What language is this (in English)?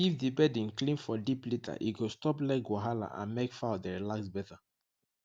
Nigerian Pidgin